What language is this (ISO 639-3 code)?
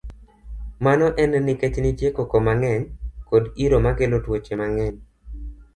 luo